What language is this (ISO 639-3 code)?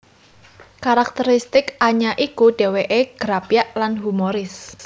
jav